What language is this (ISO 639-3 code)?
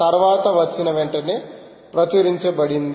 tel